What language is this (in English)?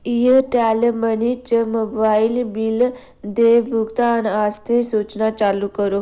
Dogri